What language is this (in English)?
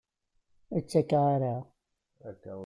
Kabyle